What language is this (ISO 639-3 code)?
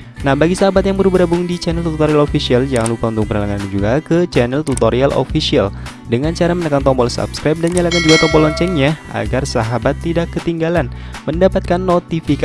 ind